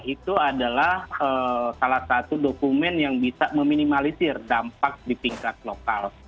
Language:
Indonesian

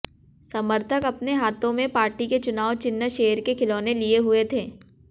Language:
Hindi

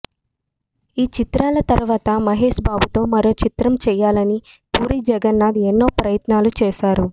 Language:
Telugu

